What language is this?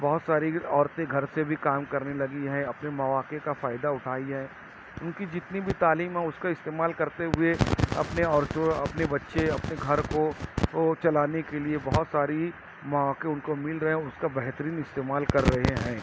Urdu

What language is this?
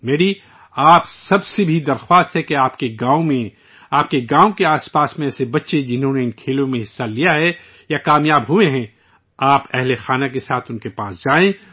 Urdu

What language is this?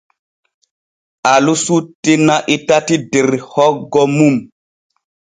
Borgu Fulfulde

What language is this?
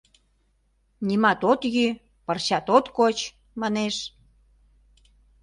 Mari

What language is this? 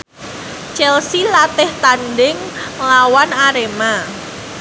Javanese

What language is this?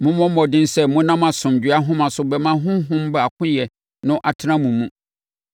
Akan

